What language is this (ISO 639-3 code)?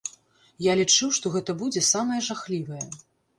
bel